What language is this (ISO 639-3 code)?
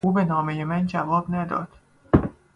fas